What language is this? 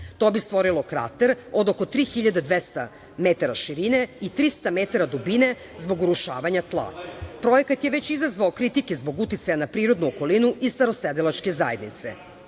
Serbian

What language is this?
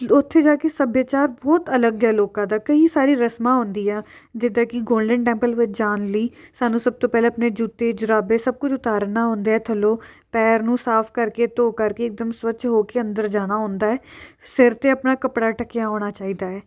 Punjabi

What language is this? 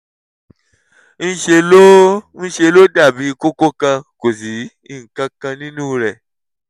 Yoruba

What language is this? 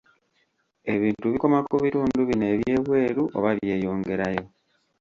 Ganda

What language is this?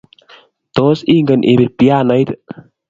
Kalenjin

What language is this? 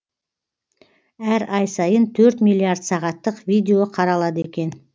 Kazakh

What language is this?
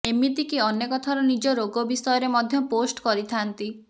Odia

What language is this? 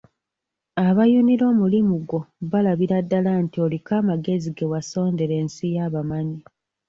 Ganda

